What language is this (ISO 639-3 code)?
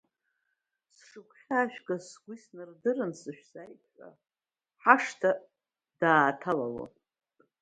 abk